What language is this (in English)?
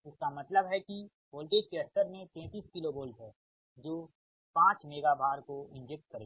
Hindi